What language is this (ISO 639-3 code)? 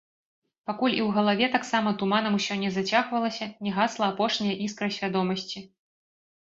bel